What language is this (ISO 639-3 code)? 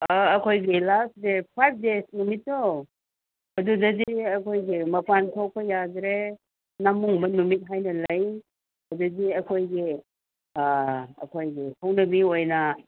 mni